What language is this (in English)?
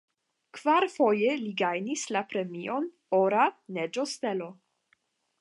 Esperanto